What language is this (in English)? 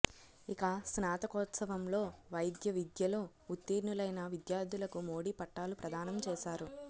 Telugu